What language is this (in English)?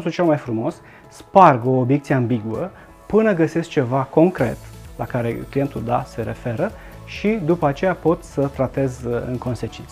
Romanian